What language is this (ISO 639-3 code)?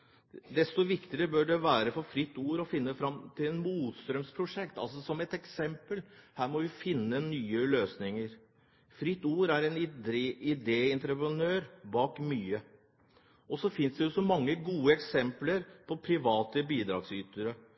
nob